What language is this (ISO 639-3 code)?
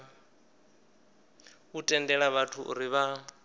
ven